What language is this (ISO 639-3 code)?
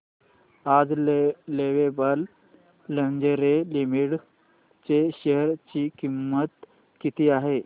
mar